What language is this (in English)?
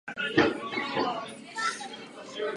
Czech